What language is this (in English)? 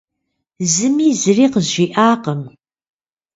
Kabardian